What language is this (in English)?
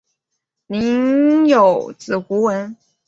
Chinese